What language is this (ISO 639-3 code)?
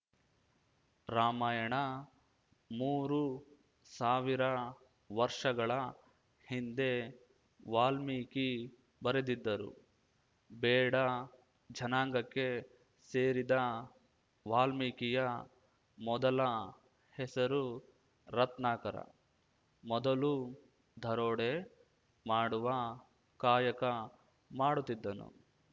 kan